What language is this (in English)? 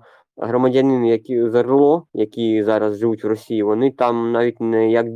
Ukrainian